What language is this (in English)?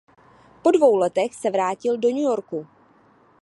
Czech